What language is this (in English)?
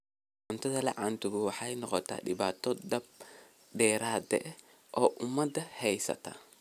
Somali